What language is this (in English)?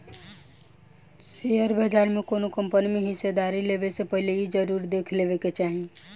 Bhojpuri